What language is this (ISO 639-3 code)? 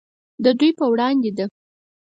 pus